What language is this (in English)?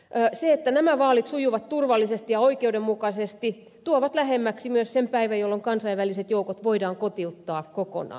Finnish